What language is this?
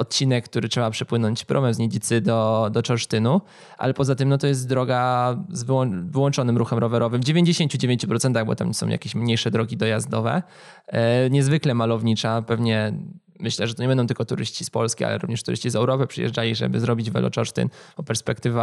Polish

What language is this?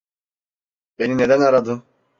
Turkish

